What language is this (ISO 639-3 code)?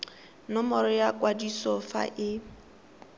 tsn